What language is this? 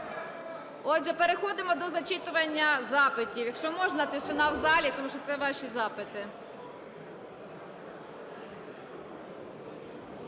Ukrainian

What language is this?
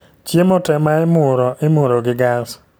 Luo (Kenya and Tanzania)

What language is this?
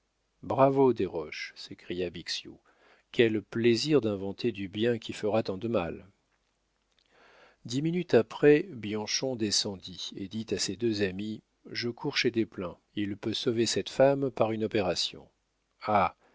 French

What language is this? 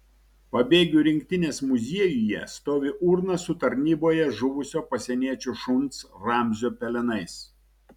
Lithuanian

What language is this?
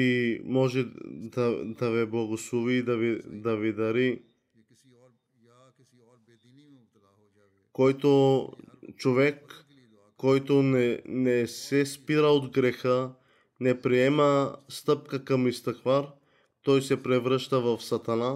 Bulgarian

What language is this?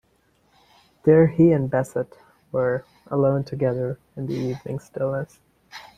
English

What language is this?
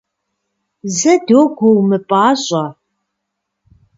Kabardian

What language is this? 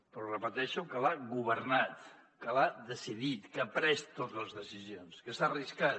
Catalan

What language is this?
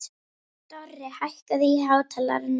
Icelandic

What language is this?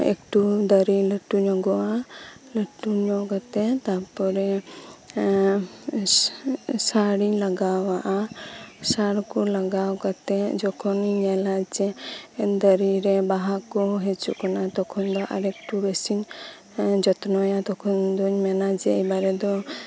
Santali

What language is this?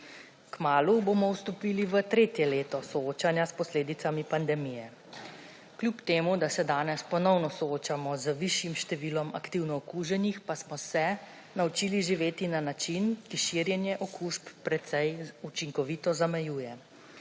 Slovenian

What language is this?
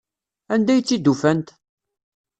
Kabyle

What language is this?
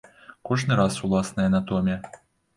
Belarusian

